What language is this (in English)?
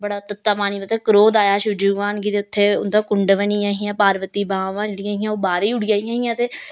Dogri